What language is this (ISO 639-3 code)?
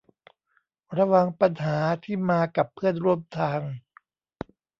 tha